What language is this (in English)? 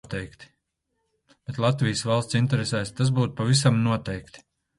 Latvian